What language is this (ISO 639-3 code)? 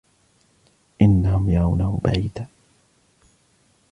ara